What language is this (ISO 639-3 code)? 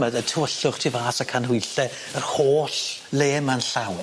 cym